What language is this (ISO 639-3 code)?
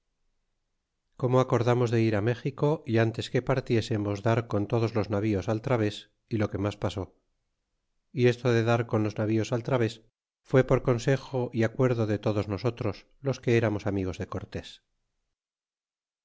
spa